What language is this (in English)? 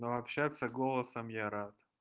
Russian